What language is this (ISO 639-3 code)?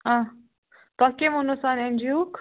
kas